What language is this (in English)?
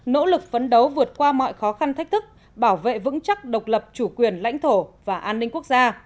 Vietnamese